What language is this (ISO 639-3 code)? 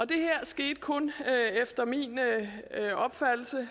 dan